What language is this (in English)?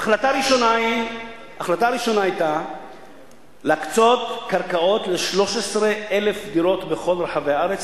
Hebrew